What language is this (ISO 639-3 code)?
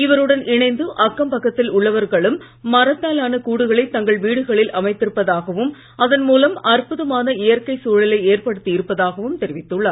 tam